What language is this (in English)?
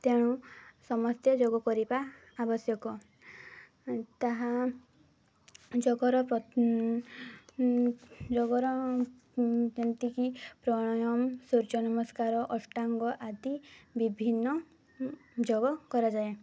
Odia